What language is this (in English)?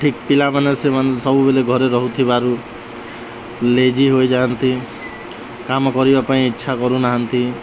Odia